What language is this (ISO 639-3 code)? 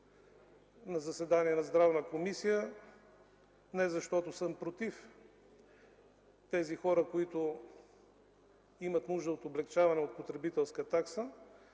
bul